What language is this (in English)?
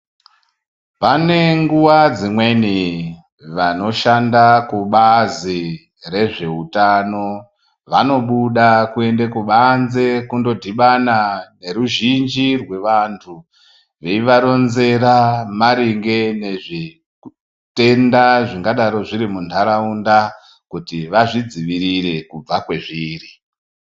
Ndau